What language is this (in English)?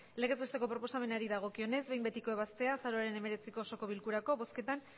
Basque